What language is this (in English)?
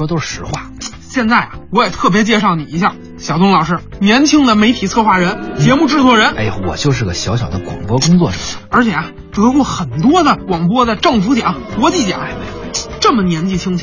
Chinese